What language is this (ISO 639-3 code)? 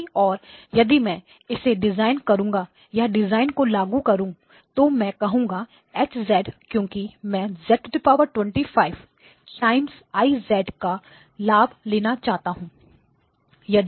hin